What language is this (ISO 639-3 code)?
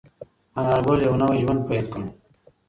pus